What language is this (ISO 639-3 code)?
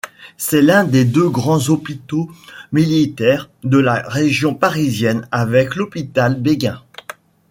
fra